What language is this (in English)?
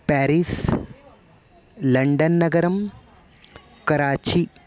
Sanskrit